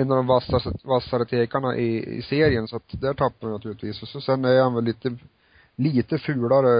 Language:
Swedish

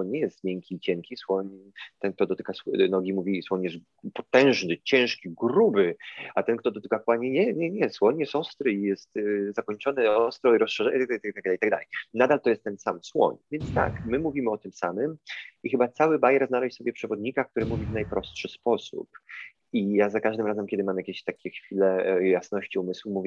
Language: Polish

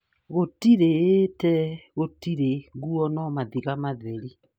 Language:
Kikuyu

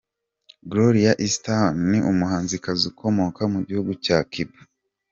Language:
Kinyarwanda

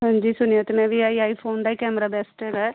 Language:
Punjabi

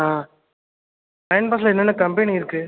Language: Tamil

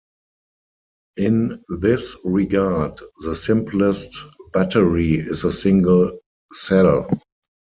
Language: English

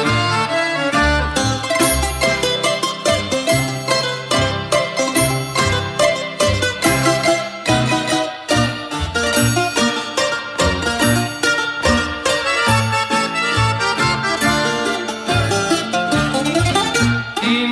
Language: Greek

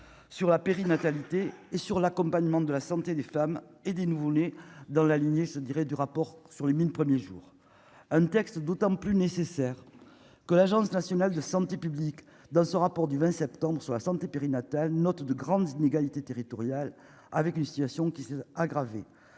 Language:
French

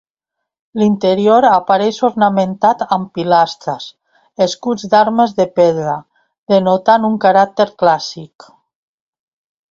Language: Catalan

